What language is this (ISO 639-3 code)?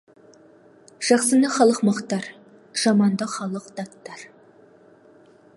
kaz